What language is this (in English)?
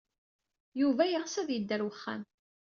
Kabyle